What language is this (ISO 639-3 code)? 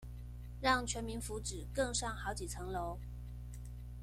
zho